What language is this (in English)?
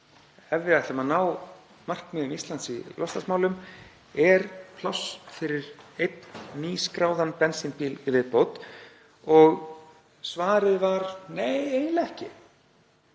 Icelandic